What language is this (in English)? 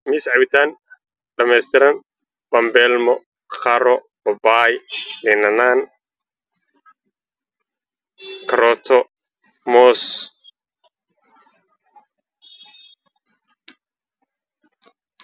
Somali